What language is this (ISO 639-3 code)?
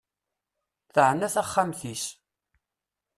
kab